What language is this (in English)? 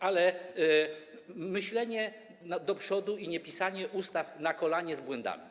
Polish